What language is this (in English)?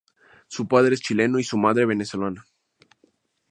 Spanish